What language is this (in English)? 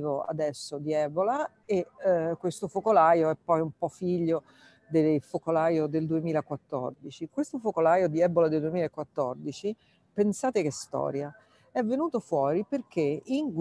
Italian